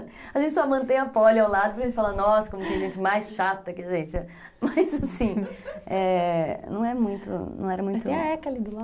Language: Portuguese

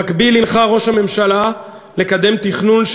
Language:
Hebrew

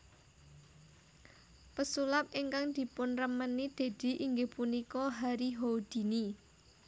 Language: Javanese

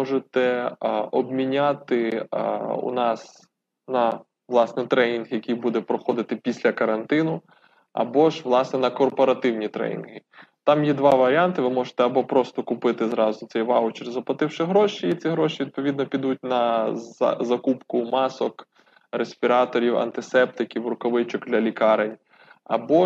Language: Ukrainian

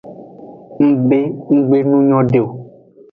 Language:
Aja (Benin)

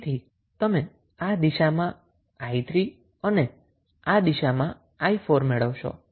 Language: Gujarati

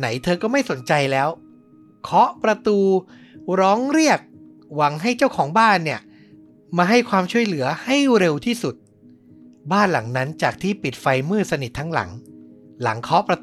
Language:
Thai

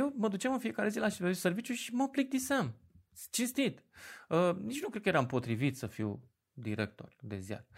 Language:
Romanian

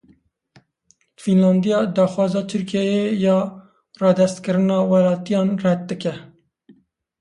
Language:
Kurdish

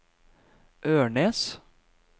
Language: Norwegian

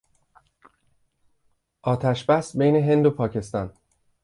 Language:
Persian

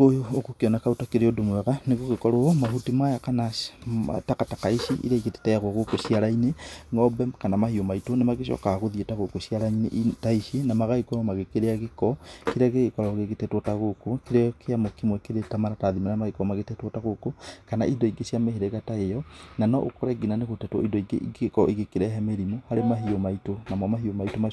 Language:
Kikuyu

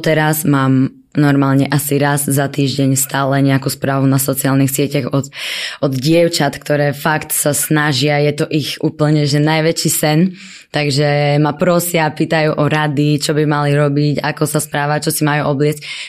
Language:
Slovak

